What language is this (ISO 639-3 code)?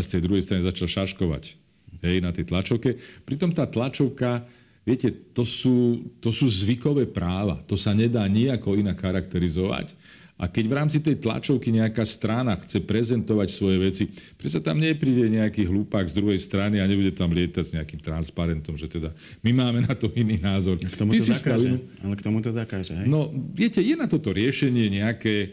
slk